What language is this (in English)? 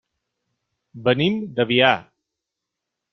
Catalan